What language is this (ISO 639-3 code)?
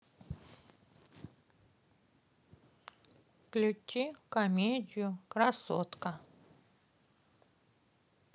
rus